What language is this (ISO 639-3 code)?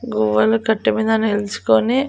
tel